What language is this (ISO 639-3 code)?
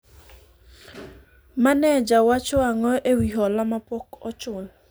luo